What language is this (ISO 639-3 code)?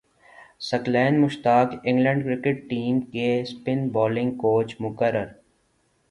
urd